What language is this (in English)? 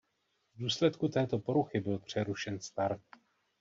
Czech